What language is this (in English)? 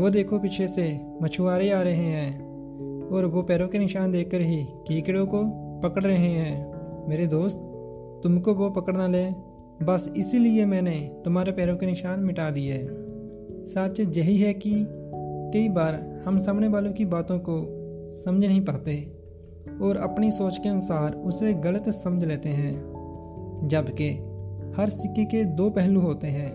Hindi